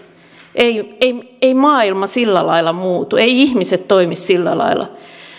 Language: Finnish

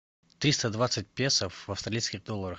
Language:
Russian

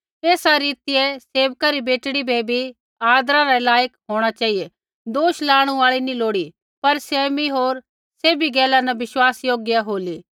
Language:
Kullu Pahari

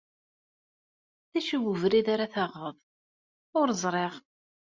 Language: Kabyle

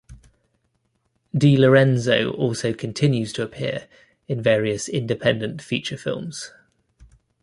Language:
English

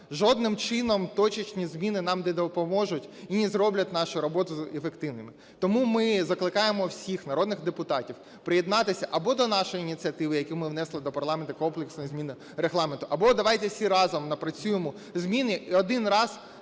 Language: Ukrainian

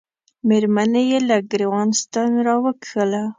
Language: Pashto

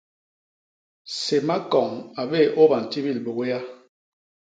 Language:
Basaa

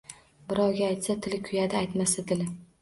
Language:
Uzbek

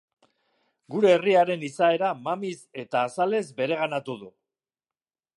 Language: Basque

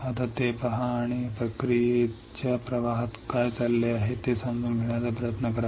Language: Marathi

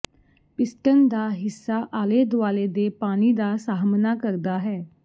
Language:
Punjabi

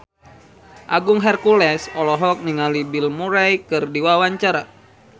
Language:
Sundanese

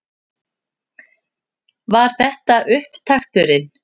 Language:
Icelandic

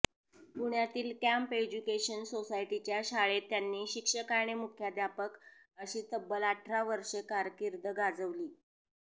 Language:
Marathi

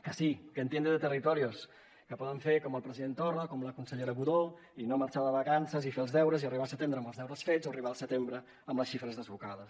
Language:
Catalan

